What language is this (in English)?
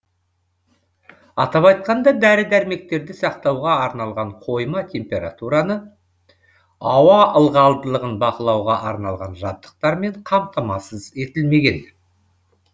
Kazakh